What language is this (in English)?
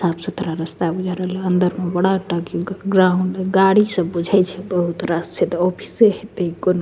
Maithili